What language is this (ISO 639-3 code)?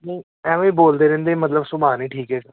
pan